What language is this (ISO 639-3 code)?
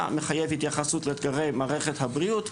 heb